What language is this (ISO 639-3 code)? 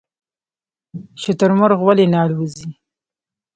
pus